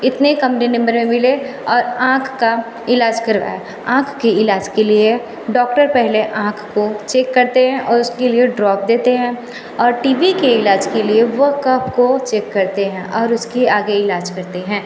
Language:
Hindi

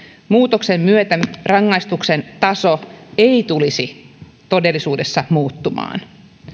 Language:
Finnish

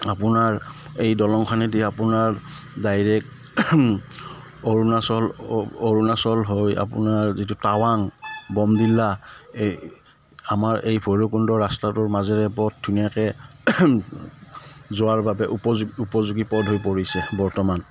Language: Assamese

